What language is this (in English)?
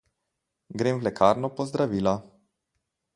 Slovenian